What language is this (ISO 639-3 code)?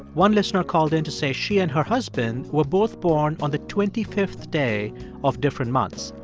eng